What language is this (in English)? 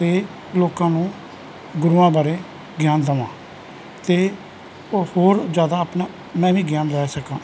Punjabi